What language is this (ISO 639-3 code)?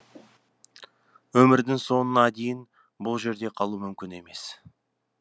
kaz